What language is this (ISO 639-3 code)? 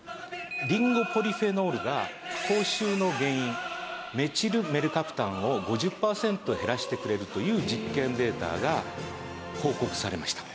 jpn